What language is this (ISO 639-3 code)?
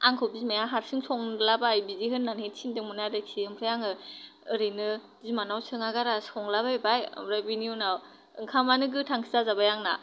brx